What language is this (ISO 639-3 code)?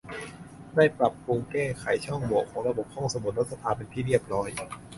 tha